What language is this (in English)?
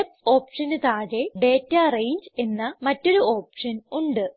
Malayalam